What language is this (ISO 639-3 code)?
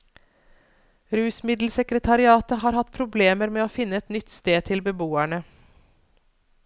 nor